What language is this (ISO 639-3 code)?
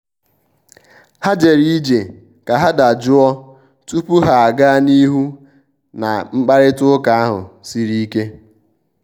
ibo